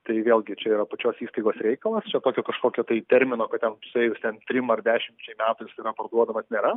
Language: Lithuanian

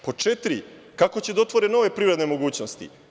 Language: Serbian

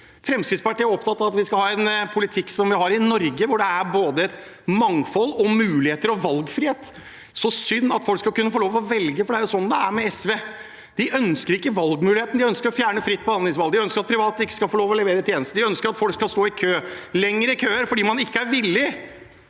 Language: Norwegian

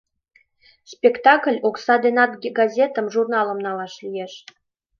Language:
Mari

